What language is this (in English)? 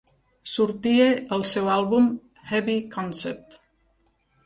Catalan